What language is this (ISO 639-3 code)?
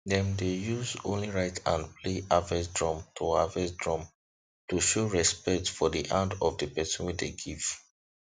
pcm